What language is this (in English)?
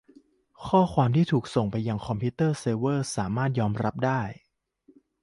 Thai